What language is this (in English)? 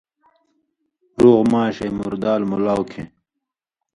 Indus Kohistani